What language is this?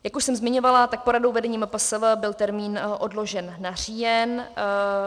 Czech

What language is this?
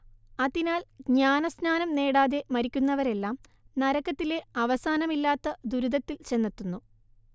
Malayalam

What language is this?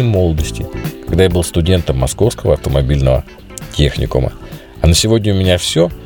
Russian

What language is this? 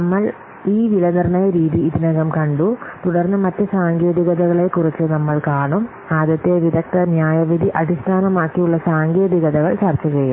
Malayalam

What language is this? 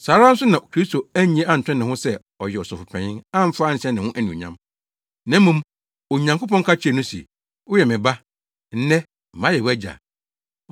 Akan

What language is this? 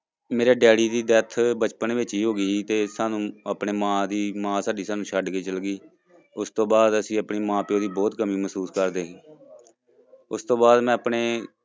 Punjabi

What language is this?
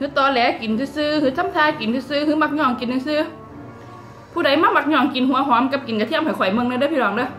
Thai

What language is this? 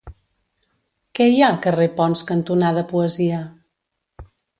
Catalan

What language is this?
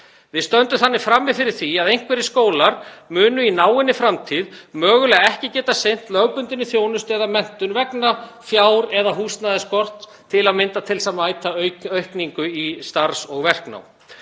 Icelandic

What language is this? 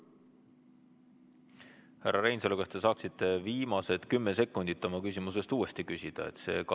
Estonian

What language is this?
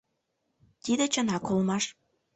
Mari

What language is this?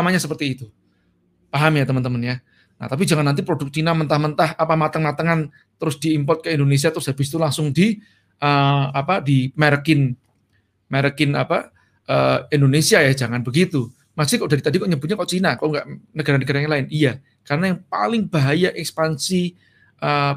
Indonesian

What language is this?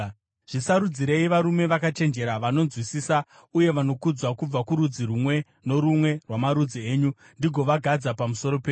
Shona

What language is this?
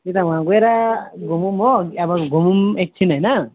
Nepali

